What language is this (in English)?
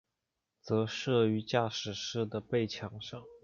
Chinese